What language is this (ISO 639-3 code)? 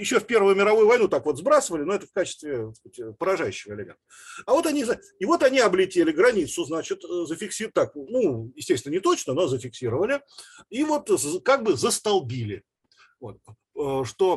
rus